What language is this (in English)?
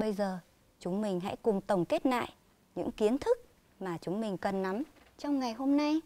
Vietnamese